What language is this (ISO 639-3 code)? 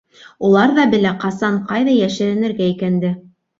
bak